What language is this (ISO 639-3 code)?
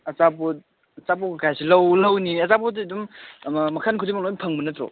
mni